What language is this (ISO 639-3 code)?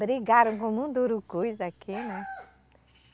por